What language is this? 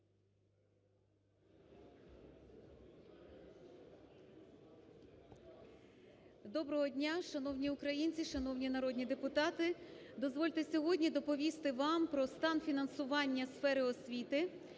Ukrainian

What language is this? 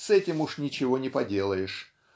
Russian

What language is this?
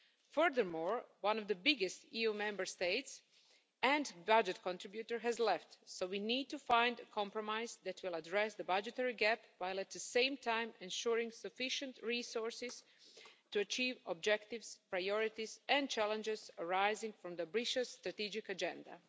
English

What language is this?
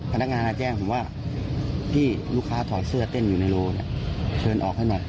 Thai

